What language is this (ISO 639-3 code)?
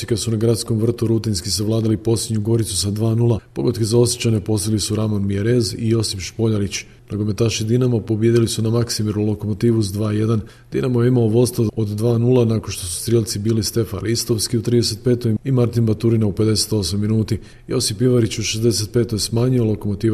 hrv